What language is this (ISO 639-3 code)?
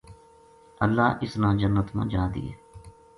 gju